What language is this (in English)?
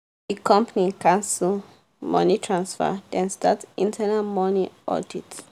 Nigerian Pidgin